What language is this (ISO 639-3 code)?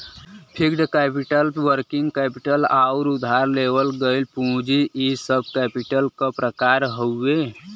bho